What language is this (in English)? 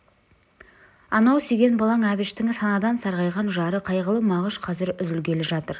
Kazakh